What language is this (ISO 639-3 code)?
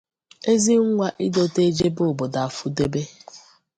ibo